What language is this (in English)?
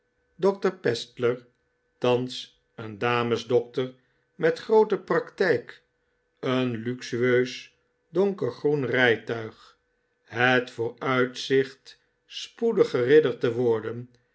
Dutch